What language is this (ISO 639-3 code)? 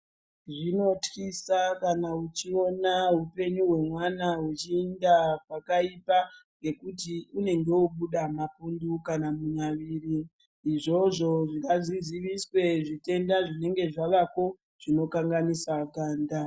ndc